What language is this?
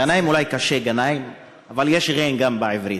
Hebrew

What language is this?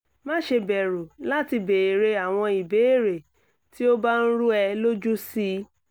Yoruba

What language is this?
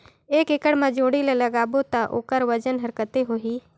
Chhattisgarhi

